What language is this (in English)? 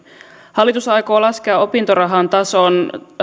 Finnish